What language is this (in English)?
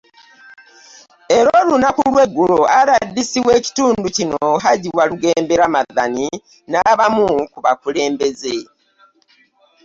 Ganda